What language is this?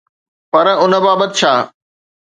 Sindhi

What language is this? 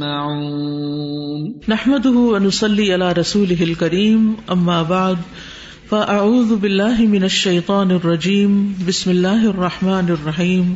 Urdu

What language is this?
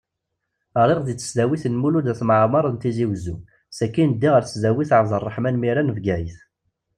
Kabyle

